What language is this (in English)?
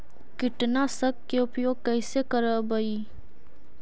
Magahi